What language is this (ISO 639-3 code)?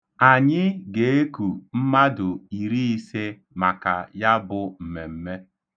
ibo